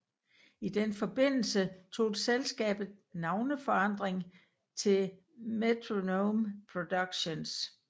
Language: Danish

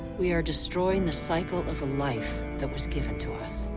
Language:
English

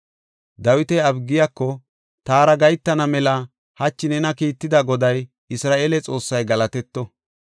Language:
Gofa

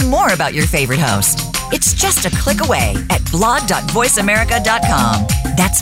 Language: English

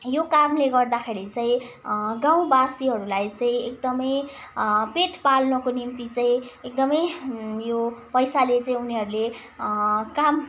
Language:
Nepali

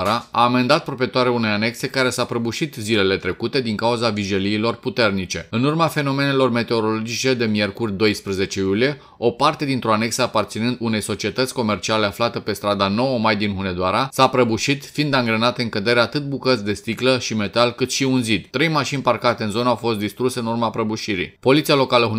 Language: Romanian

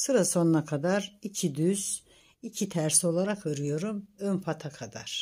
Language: Turkish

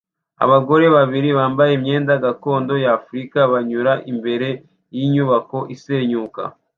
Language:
Kinyarwanda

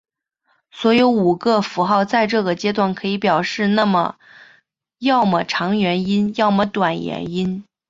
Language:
Chinese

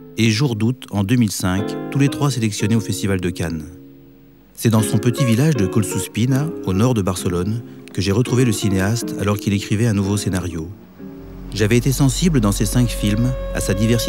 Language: French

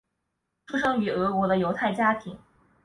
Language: Chinese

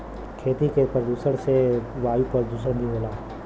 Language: Bhojpuri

